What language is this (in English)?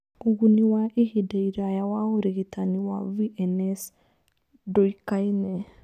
Kikuyu